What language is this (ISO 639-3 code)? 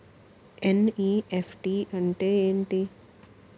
tel